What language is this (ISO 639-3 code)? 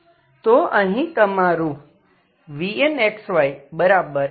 guj